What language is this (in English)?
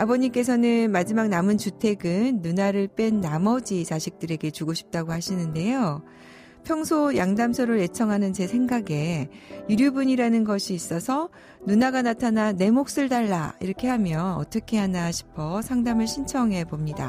Korean